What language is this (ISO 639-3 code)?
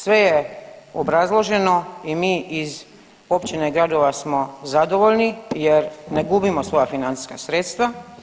hrv